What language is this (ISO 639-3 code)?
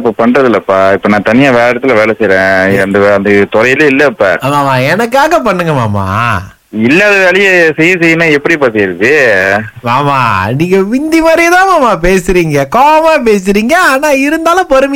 tam